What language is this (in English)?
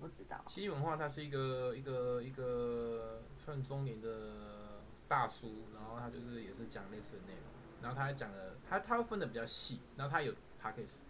Chinese